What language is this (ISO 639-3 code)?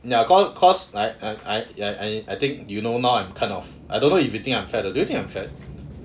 eng